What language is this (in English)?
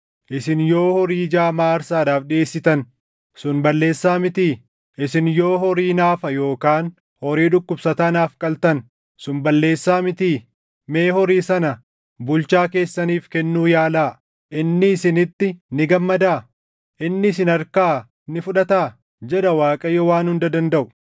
Oromo